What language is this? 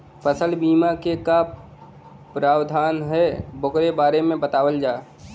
Bhojpuri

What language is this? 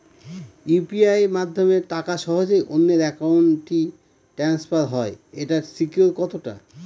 Bangla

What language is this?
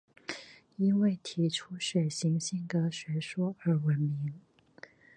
Chinese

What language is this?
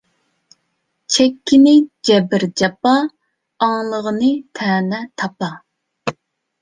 Uyghur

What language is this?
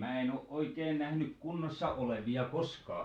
Finnish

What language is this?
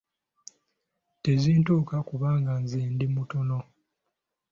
Ganda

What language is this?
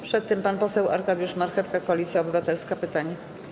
Polish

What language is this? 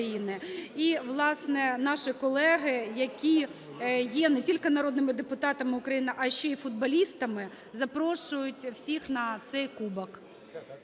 Ukrainian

